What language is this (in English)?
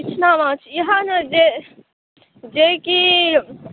Maithili